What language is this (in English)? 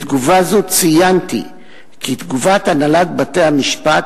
Hebrew